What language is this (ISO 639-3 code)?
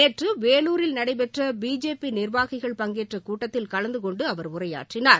tam